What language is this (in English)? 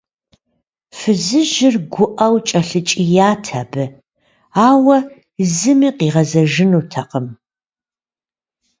Kabardian